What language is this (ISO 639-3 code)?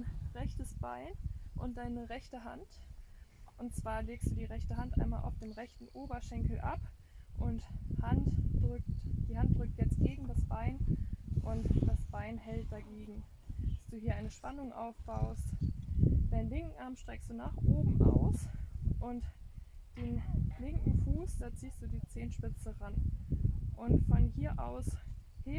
deu